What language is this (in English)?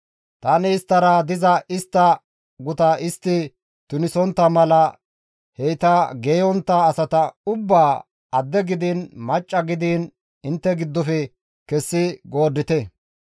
Gamo